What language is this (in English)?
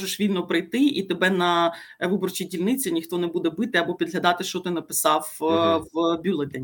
Ukrainian